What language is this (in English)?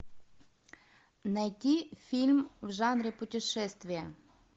Russian